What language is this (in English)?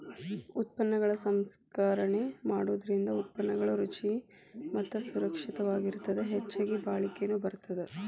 Kannada